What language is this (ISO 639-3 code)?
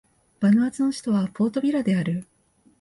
jpn